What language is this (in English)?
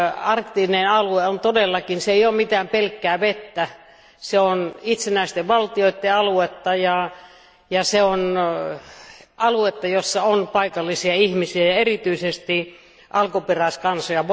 Finnish